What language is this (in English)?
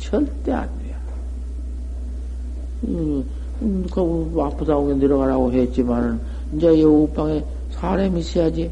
Korean